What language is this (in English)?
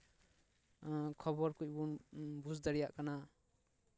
Santali